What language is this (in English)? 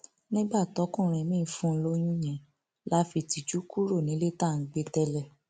Yoruba